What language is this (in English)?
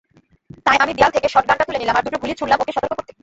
Bangla